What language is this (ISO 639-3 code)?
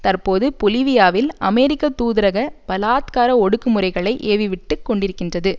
tam